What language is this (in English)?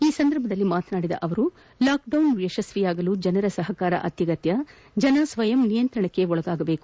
Kannada